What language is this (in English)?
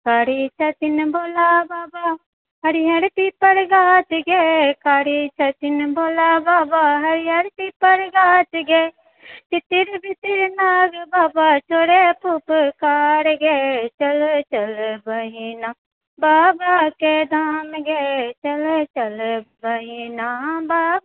Maithili